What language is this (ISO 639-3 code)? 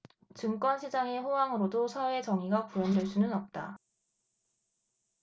kor